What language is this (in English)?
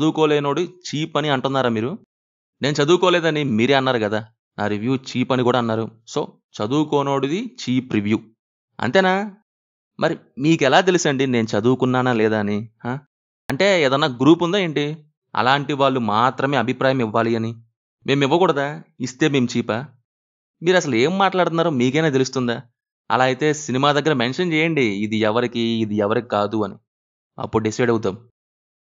Telugu